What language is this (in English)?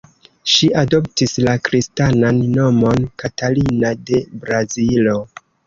Esperanto